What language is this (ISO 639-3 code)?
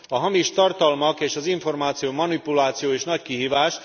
hun